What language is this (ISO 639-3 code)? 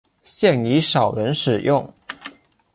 zho